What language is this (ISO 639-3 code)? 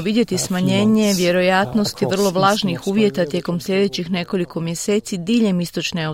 hrv